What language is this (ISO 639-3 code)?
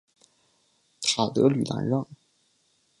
zho